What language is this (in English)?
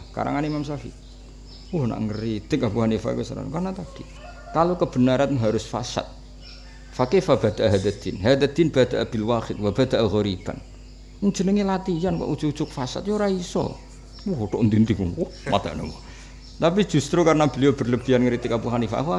Indonesian